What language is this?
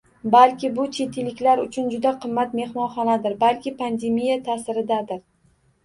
Uzbek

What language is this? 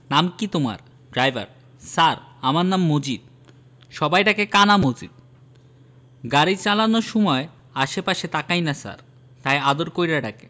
Bangla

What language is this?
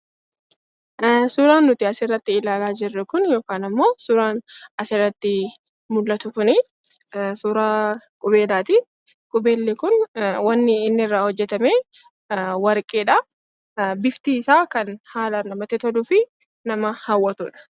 Oromo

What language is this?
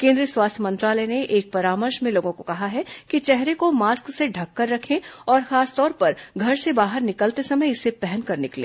Hindi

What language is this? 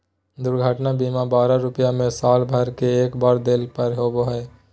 Magahi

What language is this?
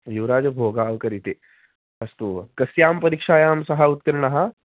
Sanskrit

